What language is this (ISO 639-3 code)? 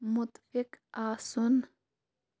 kas